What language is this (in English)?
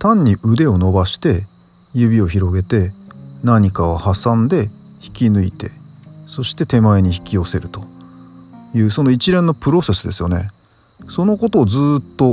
Japanese